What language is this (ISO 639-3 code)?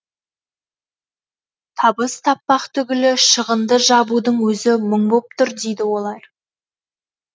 kaz